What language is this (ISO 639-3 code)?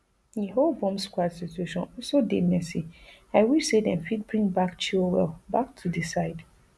pcm